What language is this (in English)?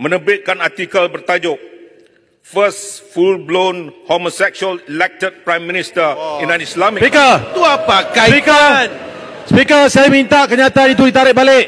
Malay